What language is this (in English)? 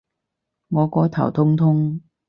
Cantonese